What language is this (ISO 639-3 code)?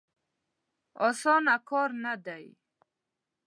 pus